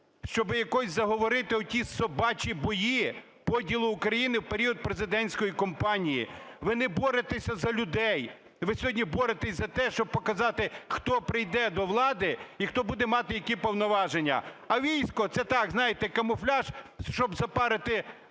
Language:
Ukrainian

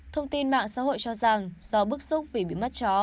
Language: Vietnamese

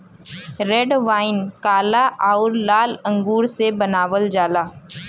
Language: Bhojpuri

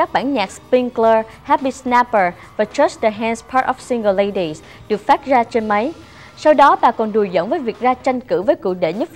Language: Vietnamese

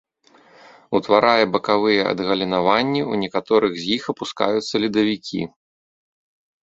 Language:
Belarusian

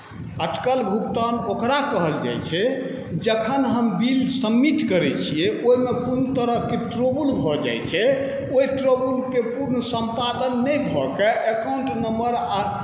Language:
Maithili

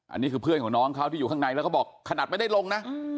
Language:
Thai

